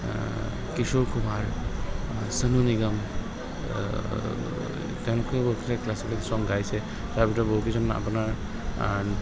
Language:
Assamese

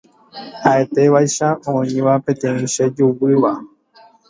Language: Guarani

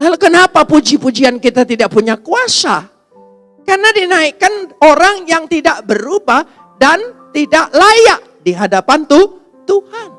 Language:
Indonesian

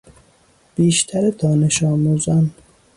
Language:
Persian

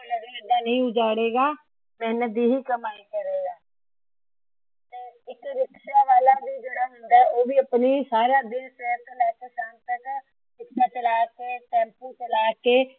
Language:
Punjabi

